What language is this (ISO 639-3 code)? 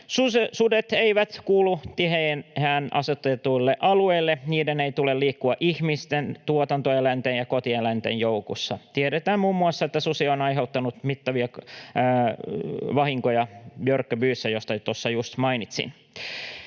fin